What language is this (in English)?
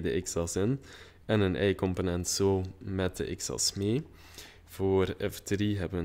Dutch